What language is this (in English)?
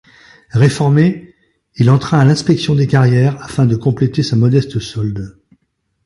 French